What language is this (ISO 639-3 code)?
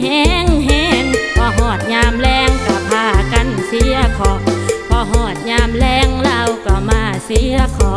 tha